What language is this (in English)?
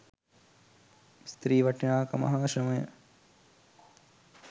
Sinhala